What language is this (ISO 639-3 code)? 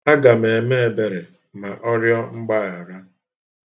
ibo